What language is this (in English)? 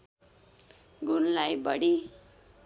Nepali